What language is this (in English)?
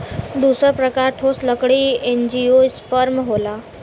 Bhojpuri